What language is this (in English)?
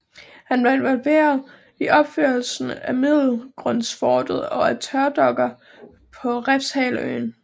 Danish